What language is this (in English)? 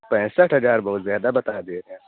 Urdu